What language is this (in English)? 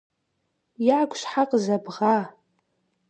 Kabardian